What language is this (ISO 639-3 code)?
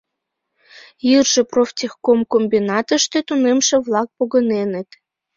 chm